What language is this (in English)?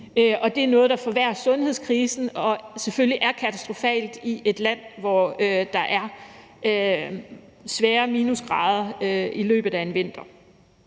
Danish